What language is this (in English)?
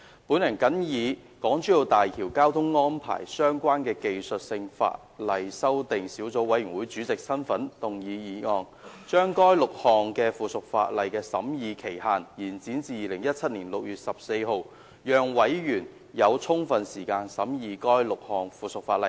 Cantonese